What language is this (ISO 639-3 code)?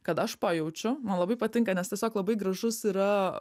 lit